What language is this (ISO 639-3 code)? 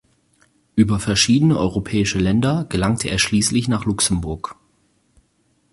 deu